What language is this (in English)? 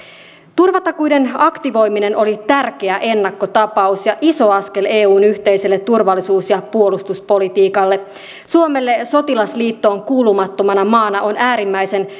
Finnish